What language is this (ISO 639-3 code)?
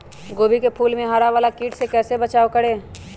mag